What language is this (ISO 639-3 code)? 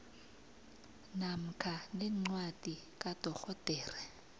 nbl